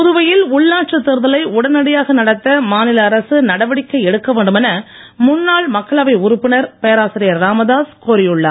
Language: Tamil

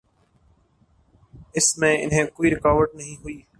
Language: Urdu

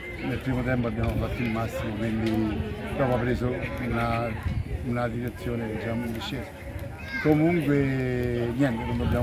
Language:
Italian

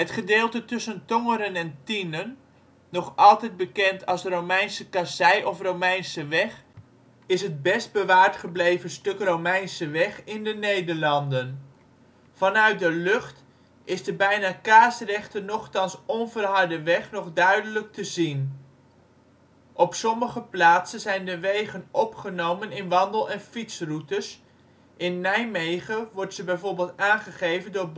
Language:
Dutch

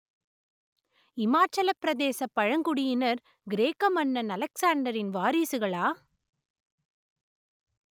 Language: Tamil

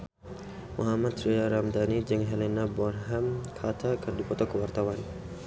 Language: Sundanese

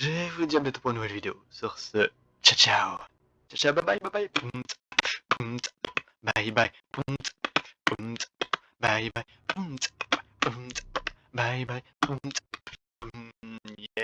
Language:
French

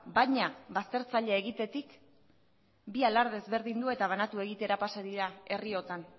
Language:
Basque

